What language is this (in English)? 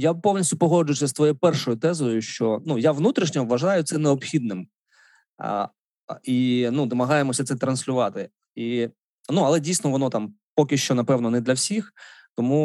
Ukrainian